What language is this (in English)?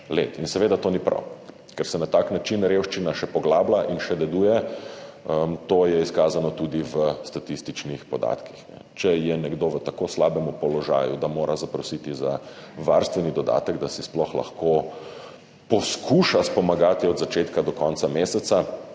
Slovenian